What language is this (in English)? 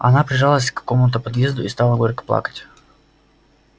Russian